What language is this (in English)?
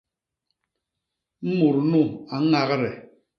Basaa